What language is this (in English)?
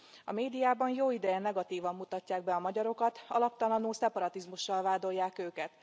Hungarian